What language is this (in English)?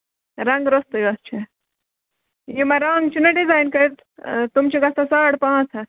Kashmiri